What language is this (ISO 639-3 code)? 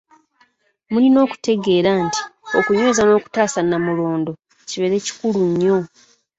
lug